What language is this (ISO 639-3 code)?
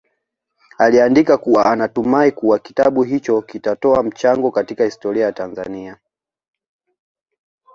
swa